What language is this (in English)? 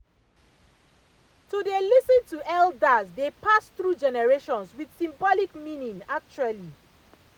Nigerian Pidgin